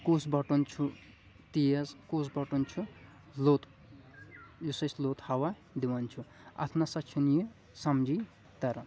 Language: Kashmiri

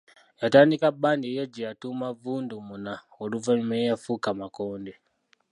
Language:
Ganda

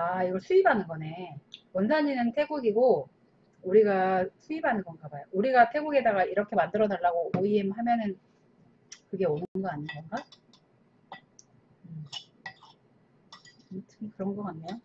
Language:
Korean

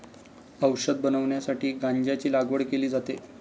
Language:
Marathi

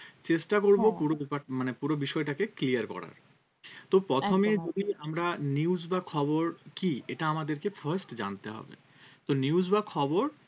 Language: Bangla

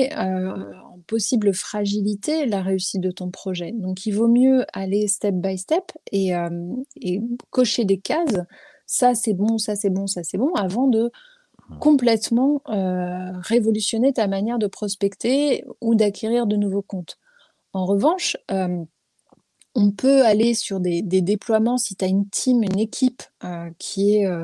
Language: French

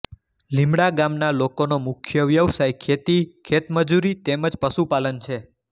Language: Gujarati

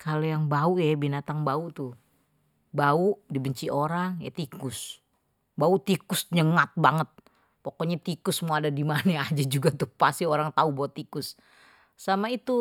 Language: Betawi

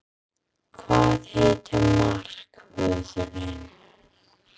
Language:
Icelandic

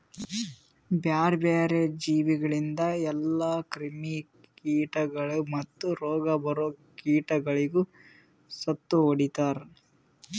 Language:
Kannada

